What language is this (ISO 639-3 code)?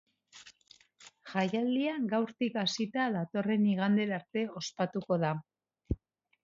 eus